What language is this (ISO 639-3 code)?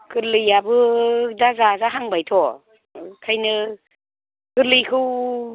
brx